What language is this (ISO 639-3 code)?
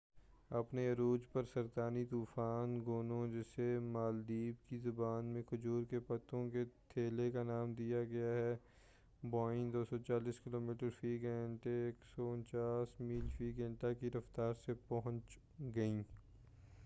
urd